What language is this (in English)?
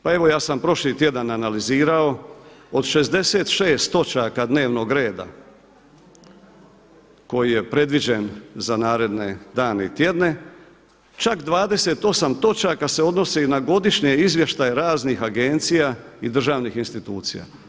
Croatian